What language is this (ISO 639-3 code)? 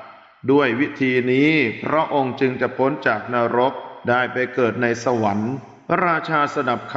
tha